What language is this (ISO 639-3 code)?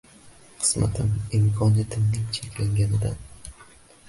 uzb